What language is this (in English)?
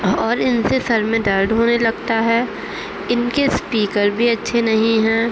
Urdu